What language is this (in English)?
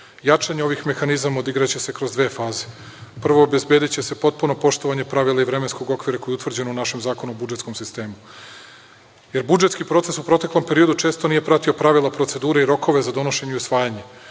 Serbian